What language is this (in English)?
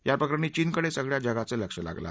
Marathi